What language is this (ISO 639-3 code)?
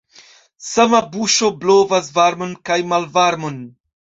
epo